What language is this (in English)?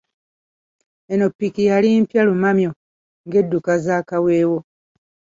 Ganda